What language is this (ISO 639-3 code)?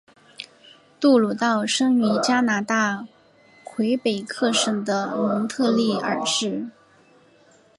zho